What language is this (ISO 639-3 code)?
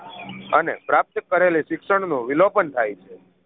guj